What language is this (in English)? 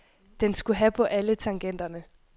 Danish